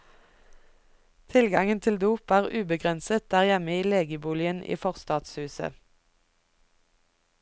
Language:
Norwegian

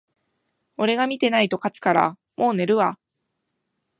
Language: Japanese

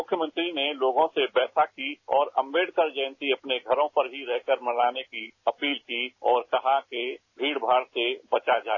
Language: Hindi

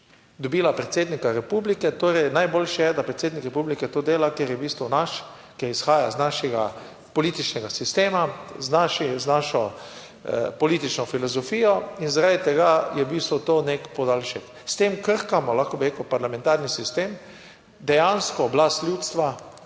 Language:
Slovenian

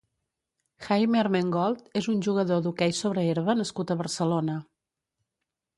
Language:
Catalan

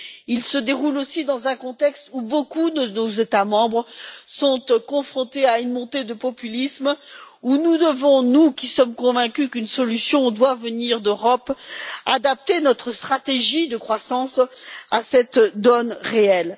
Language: French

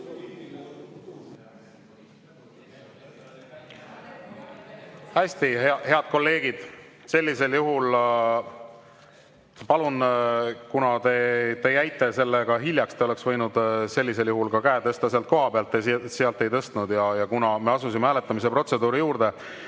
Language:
Estonian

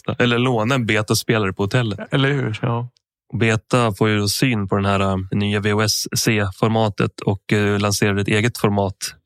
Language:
Swedish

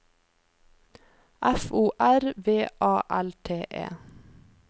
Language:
Norwegian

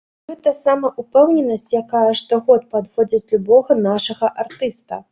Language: Belarusian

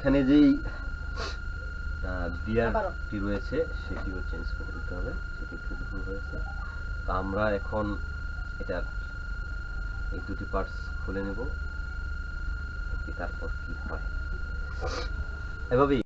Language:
Indonesian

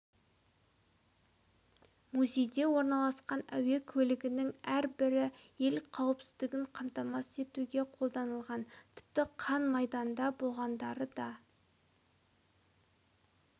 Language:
Kazakh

